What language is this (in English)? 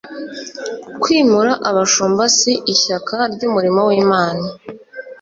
Kinyarwanda